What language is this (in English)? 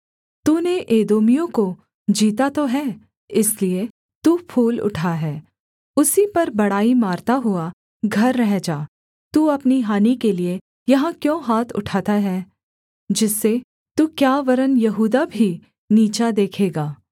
Hindi